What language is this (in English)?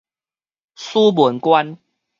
Min Nan Chinese